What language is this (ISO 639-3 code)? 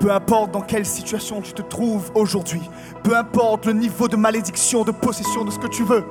fra